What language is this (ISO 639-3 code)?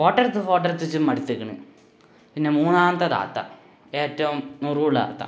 mal